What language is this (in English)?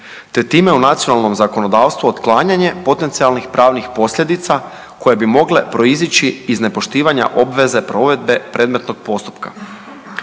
Croatian